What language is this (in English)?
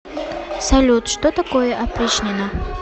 Russian